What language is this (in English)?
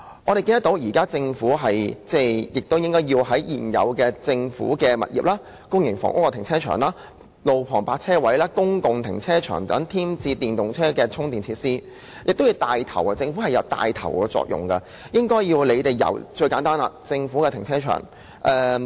Cantonese